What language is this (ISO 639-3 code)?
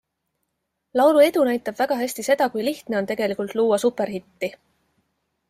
est